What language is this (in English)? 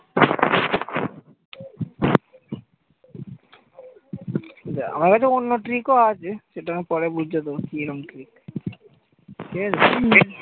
Bangla